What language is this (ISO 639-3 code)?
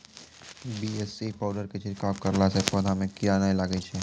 mai